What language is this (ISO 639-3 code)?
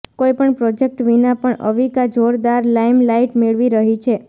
guj